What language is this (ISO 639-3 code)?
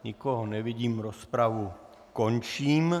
ces